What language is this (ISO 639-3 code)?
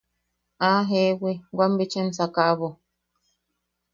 yaq